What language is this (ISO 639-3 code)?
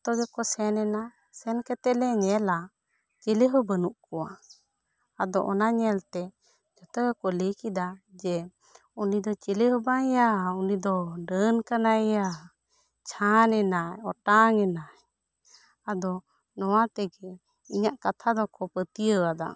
sat